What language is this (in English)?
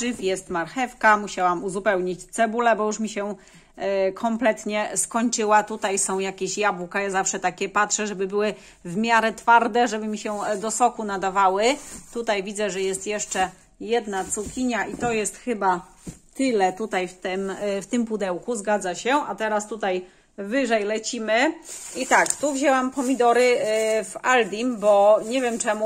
Polish